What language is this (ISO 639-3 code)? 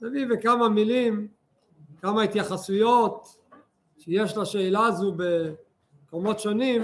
heb